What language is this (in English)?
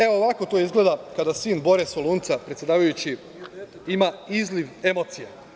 Serbian